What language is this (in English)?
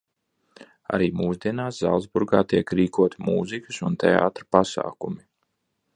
Latvian